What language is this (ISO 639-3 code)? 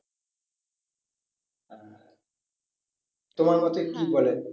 ben